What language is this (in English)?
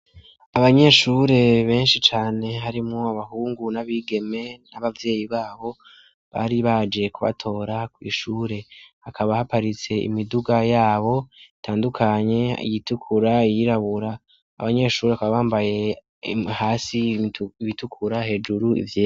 Rundi